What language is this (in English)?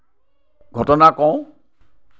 Assamese